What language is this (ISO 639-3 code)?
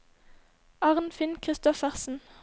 nor